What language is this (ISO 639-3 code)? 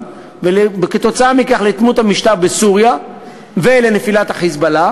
heb